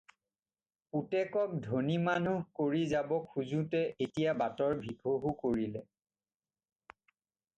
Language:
Assamese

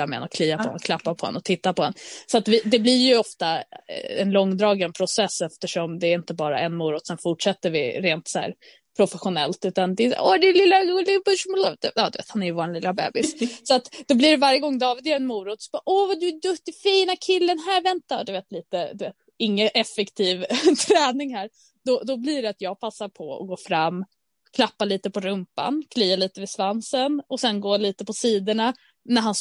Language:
Swedish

